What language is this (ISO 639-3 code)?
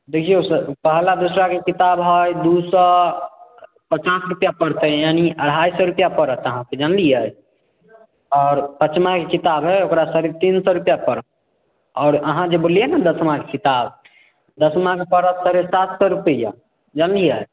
mai